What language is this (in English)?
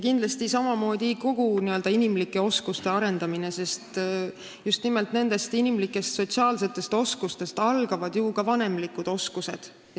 Estonian